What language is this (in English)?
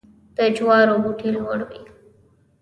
Pashto